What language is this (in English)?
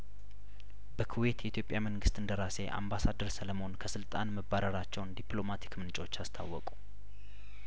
Amharic